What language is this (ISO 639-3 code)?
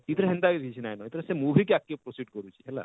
ori